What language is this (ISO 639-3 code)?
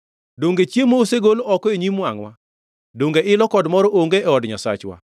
luo